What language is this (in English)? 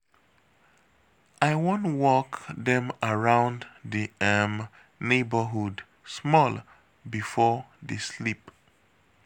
Nigerian Pidgin